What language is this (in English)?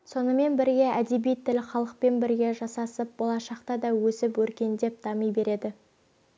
Kazakh